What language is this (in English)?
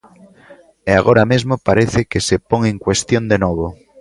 Galician